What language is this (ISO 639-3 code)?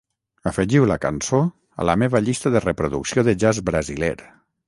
cat